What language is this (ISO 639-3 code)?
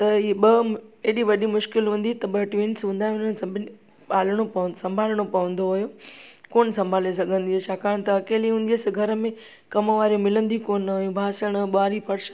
snd